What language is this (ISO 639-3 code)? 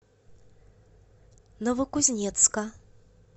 rus